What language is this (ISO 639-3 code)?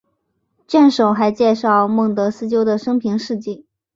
zho